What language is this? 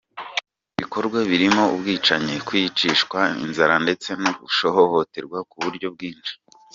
Kinyarwanda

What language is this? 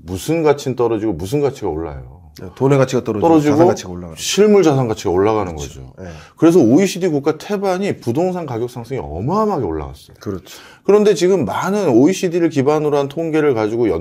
Korean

